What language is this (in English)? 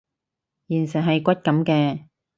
Cantonese